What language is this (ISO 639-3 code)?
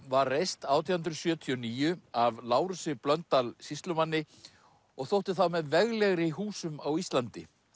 isl